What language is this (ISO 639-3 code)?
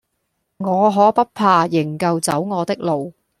yue